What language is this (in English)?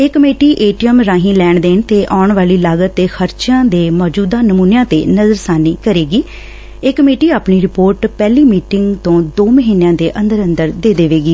Punjabi